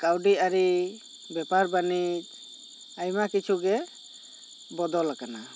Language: Santali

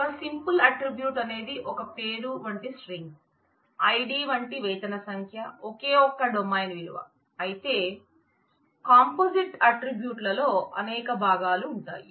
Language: Telugu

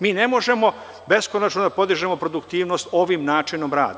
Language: Serbian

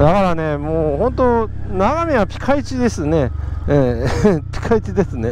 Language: Japanese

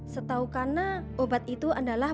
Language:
Indonesian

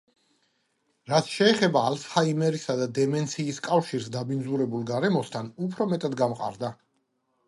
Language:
Georgian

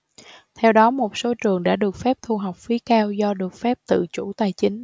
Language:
Vietnamese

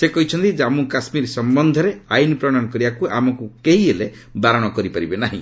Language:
Odia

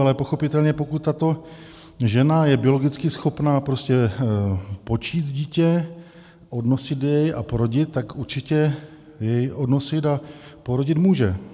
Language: Czech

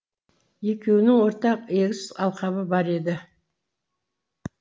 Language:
Kazakh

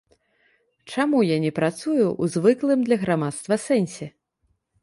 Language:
Belarusian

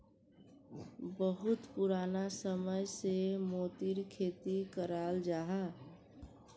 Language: Magahi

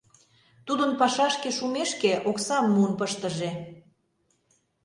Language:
Mari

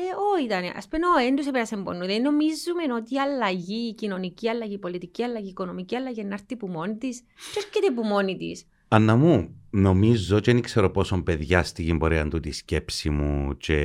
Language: Greek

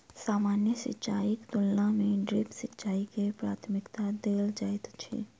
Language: Maithili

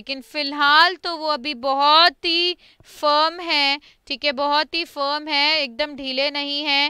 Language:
Hindi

